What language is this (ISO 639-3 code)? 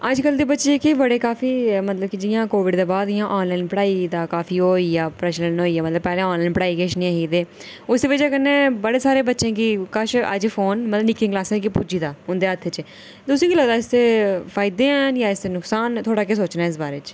doi